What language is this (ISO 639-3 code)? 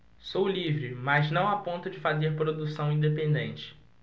por